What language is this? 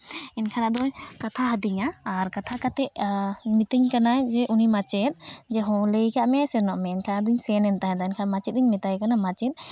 Santali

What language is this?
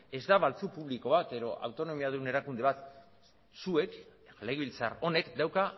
Basque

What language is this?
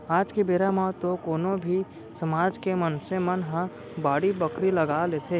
Chhattisgarhi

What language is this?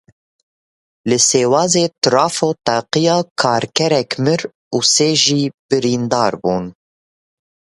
Kurdish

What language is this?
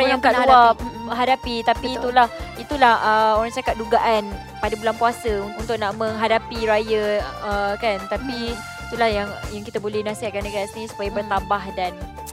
Malay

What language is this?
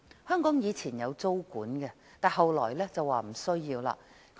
Cantonese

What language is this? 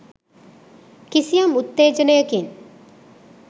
Sinhala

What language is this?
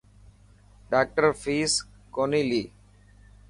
Dhatki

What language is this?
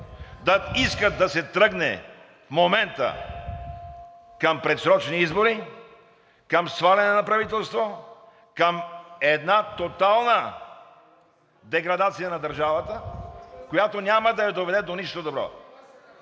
Bulgarian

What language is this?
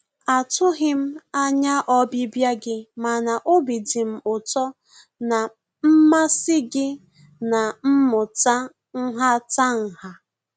Igbo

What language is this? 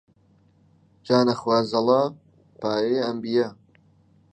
Central Kurdish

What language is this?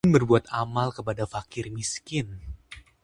Indonesian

